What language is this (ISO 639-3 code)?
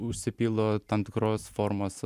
lit